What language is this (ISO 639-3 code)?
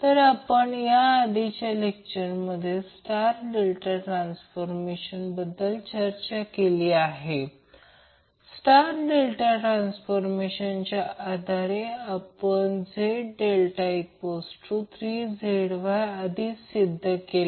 mar